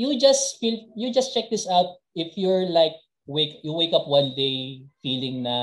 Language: Filipino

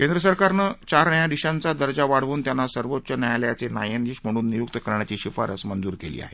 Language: Marathi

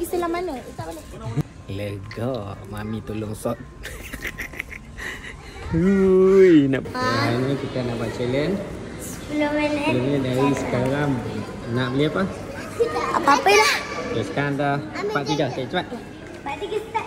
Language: Malay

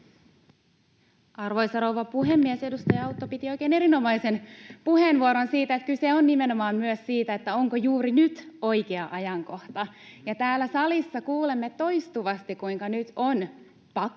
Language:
Finnish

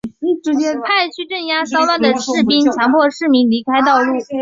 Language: Chinese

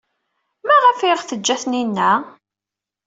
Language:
Kabyle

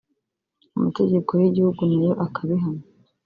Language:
Kinyarwanda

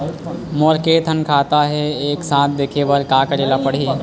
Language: Chhattisgarhi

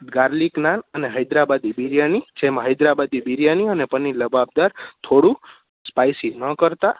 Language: Gujarati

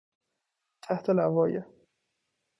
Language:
Persian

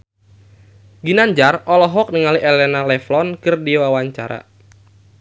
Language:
Sundanese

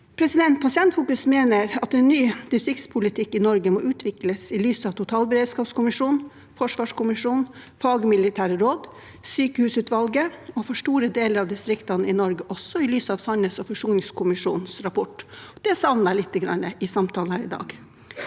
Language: Norwegian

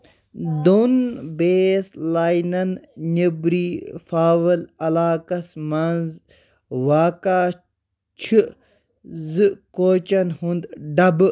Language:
Kashmiri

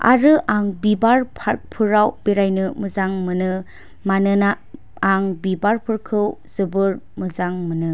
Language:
Bodo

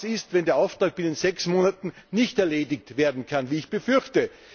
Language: German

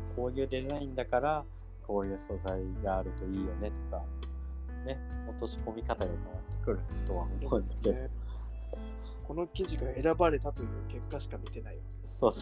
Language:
Japanese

